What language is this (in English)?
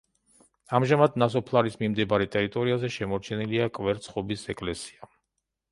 Georgian